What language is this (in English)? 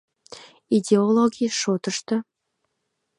Mari